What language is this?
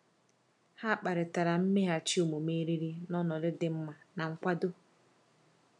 Igbo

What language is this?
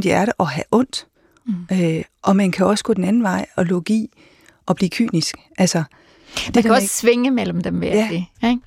Danish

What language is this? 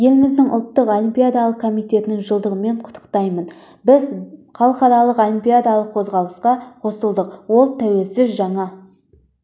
Kazakh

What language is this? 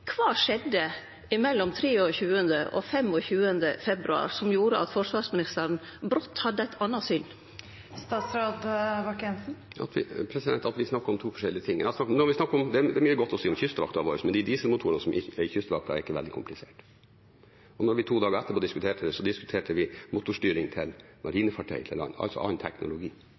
Norwegian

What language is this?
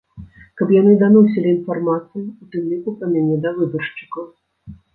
Belarusian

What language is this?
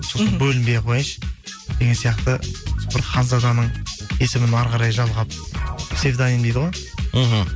Kazakh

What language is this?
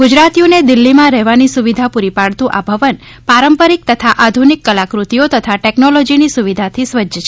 Gujarati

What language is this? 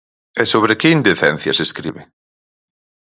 Galician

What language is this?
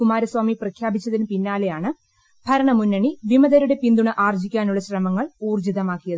Malayalam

